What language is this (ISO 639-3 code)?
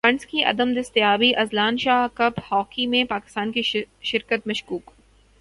urd